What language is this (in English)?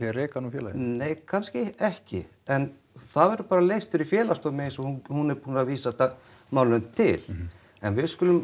Icelandic